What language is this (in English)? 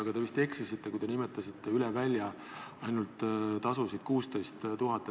Estonian